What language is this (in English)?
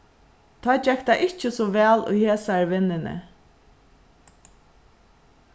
Faroese